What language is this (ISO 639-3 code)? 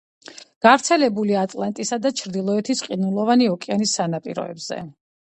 kat